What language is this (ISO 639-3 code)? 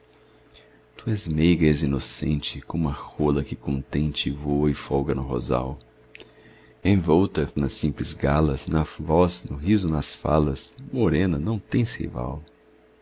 por